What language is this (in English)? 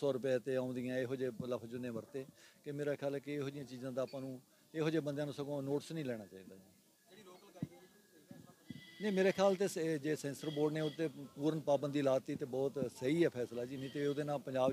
Punjabi